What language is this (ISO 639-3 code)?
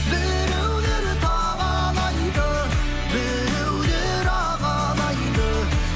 kaz